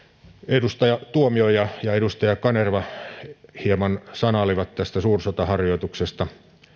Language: Finnish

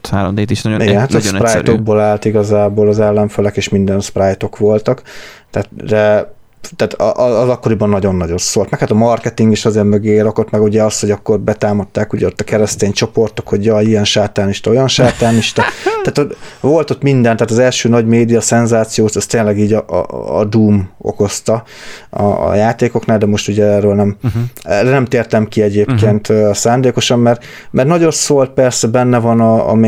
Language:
Hungarian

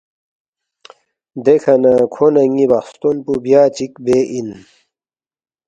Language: Balti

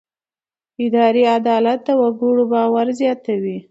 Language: Pashto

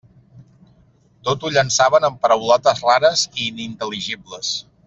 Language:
Catalan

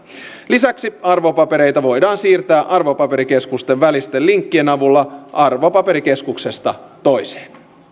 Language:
Finnish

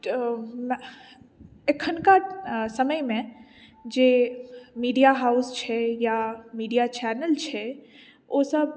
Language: Maithili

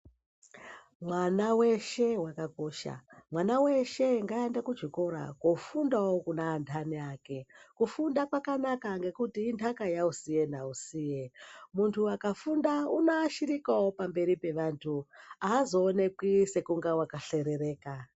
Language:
Ndau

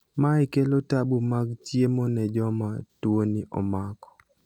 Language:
Luo (Kenya and Tanzania)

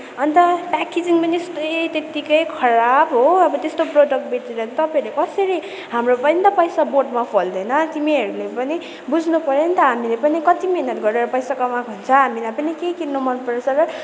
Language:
Nepali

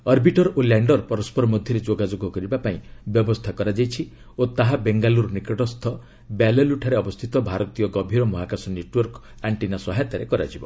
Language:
Odia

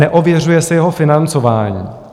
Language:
Czech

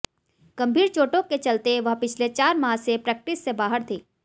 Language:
Hindi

